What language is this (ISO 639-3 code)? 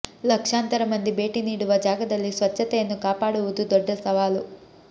kan